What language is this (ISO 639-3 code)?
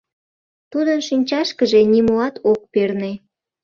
chm